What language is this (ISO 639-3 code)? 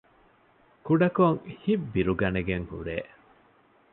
div